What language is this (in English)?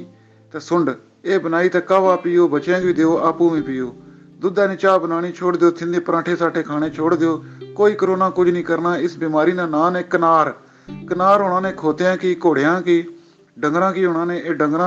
Urdu